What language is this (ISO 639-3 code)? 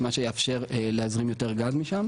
heb